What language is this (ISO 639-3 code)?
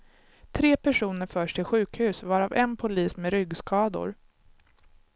swe